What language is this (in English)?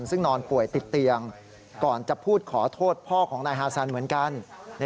Thai